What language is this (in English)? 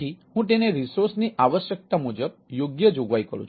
Gujarati